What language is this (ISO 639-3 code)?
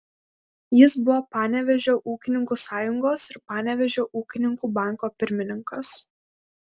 lit